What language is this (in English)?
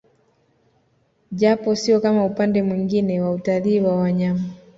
Swahili